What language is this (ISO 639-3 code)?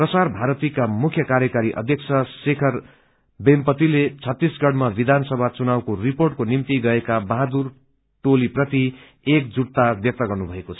nep